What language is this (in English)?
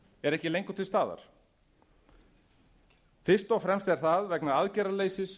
Icelandic